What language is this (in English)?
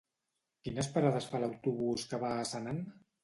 Catalan